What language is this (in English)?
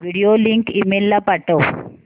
Marathi